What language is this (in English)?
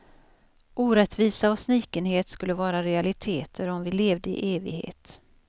Swedish